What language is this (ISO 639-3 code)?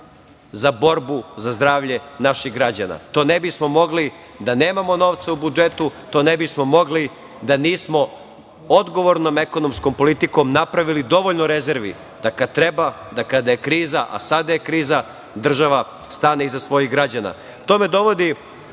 srp